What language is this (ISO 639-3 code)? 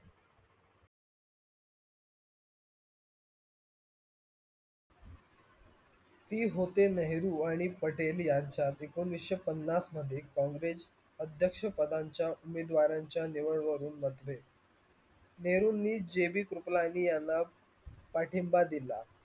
mar